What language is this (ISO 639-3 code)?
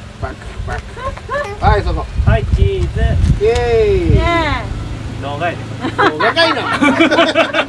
jpn